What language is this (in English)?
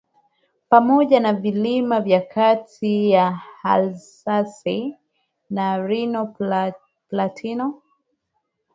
Swahili